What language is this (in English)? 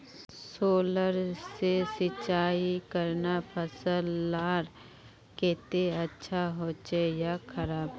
Magahi